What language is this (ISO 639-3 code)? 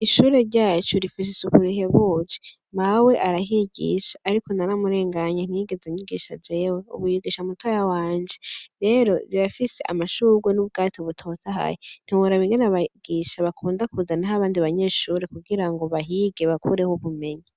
run